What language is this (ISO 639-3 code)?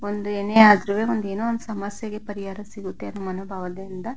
kan